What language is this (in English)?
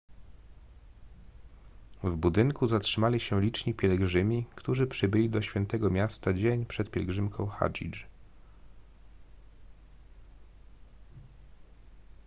Polish